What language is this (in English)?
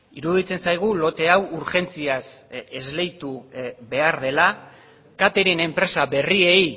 Basque